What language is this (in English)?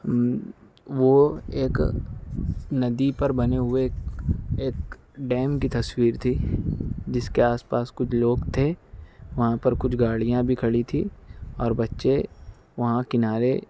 Urdu